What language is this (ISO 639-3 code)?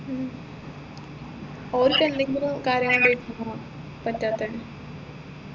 mal